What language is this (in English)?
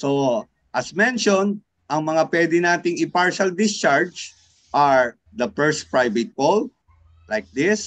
Filipino